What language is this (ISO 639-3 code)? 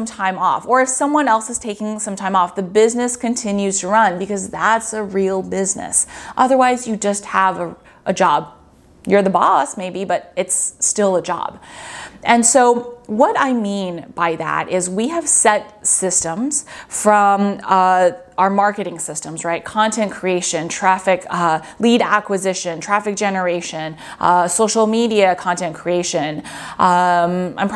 eng